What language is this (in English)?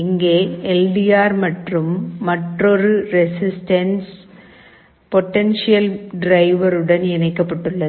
Tamil